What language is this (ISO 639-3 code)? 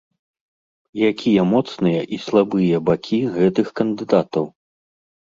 bel